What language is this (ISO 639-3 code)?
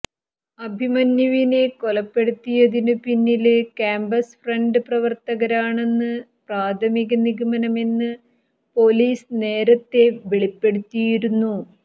mal